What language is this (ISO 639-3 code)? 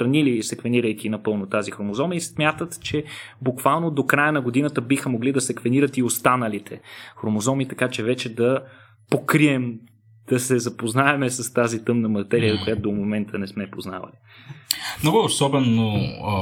bul